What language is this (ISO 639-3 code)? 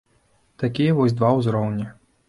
bel